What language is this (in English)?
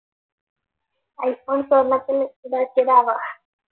Malayalam